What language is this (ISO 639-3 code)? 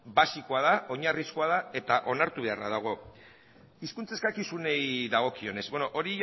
eus